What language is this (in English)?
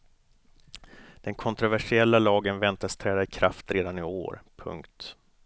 Swedish